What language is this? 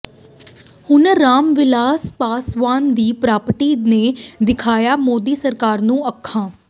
Punjabi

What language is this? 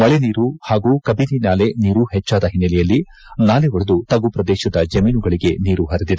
Kannada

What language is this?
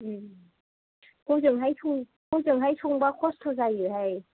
Bodo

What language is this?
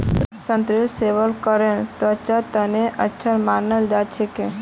Magahi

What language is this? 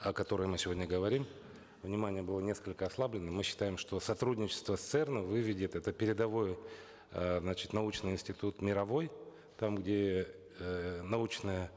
Kazakh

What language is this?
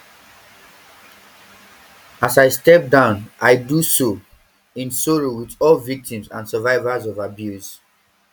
Nigerian Pidgin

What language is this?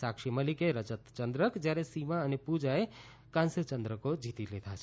Gujarati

